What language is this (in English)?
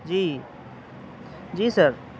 Urdu